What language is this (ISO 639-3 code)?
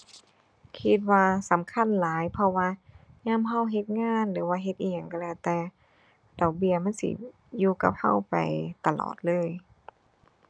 tha